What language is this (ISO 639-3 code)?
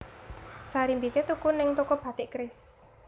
jav